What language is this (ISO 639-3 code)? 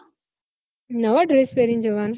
guj